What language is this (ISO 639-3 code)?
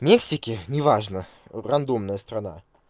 rus